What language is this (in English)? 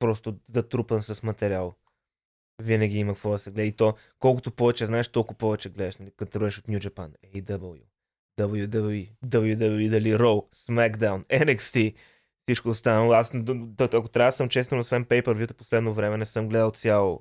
Bulgarian